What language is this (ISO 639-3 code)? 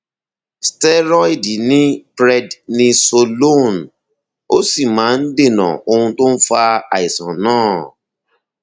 yor